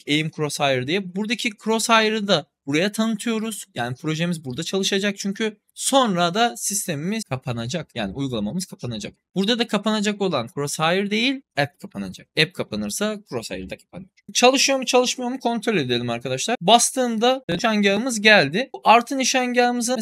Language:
Turkish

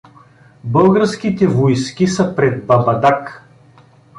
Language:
Bulgarian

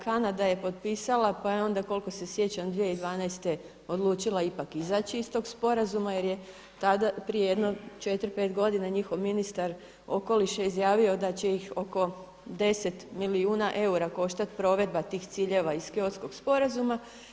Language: Croatian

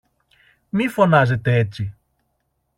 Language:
Greek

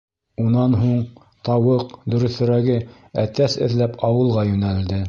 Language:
Bashkir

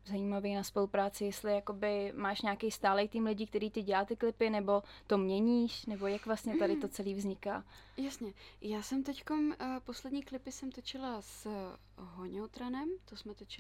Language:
Czech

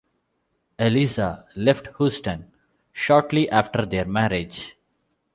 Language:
English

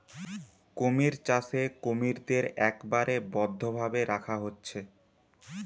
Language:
Bangla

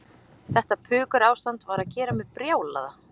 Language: Icelandic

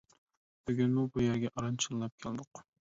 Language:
Uyghur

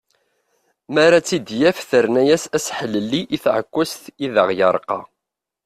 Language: Kabyle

